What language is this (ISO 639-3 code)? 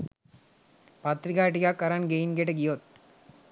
sin